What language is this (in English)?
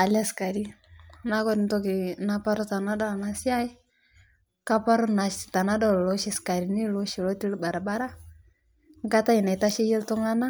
Masai